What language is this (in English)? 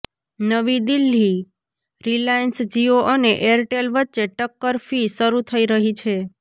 Gujarati